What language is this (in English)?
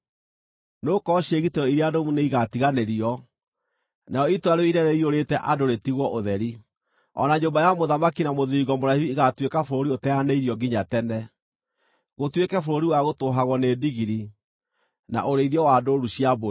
Kikuyu